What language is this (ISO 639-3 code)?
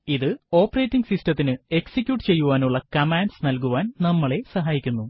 mal